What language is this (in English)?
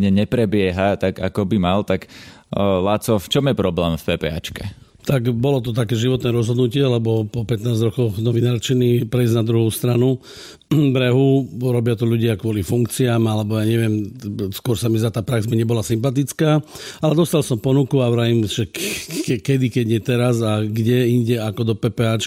Slovak